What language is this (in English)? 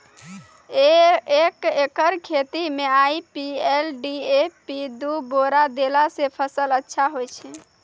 Maithili